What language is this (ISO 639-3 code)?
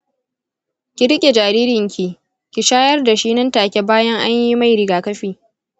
hau